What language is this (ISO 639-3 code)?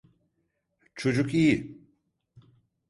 tur